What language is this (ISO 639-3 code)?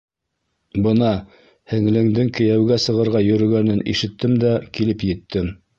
bak